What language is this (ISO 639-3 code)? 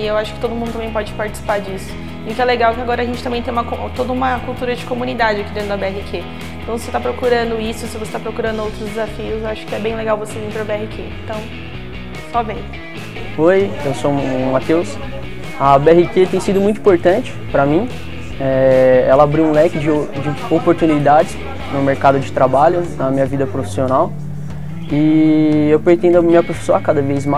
por